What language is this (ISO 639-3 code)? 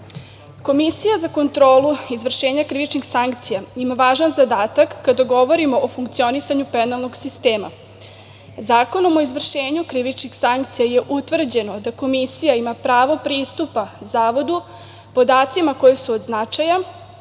srp